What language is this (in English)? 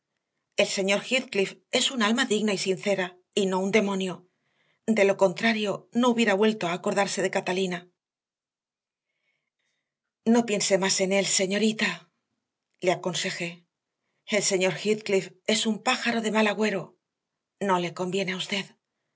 Spanish